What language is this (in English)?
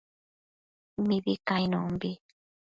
Matsés